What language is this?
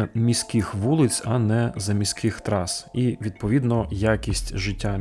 Ukrainian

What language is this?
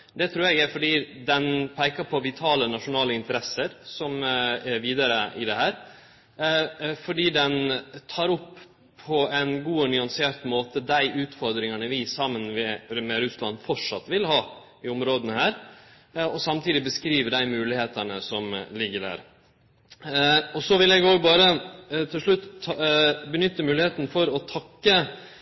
Norwegian Nynorsk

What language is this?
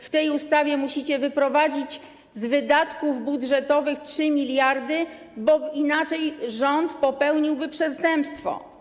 Polish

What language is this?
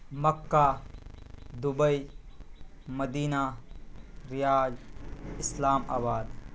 Urdu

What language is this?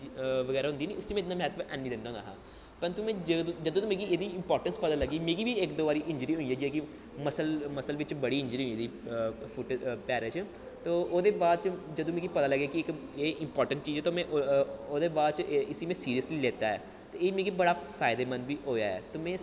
Dogri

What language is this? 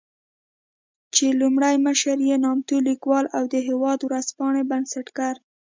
Pashto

